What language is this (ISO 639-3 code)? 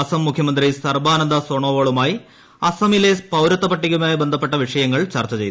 mal